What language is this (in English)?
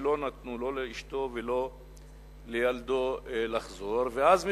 Hebrew